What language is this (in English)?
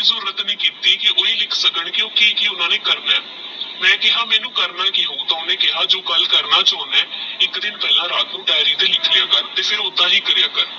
Punjabi